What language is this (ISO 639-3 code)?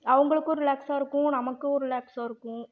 tam